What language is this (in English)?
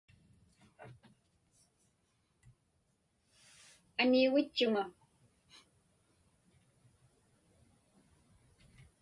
Inupiaq